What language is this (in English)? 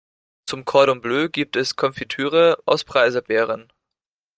German